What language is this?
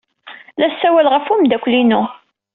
Kabyle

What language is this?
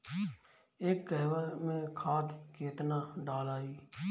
Bhojpuri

